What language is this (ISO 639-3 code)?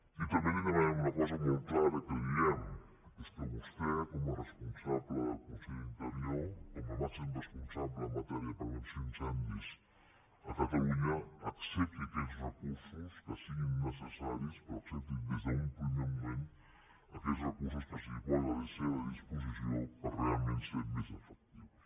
cat